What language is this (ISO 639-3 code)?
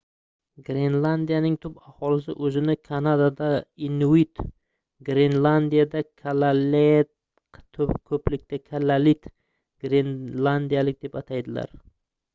uzb